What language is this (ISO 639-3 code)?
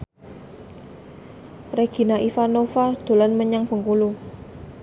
jav